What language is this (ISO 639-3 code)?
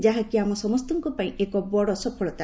ori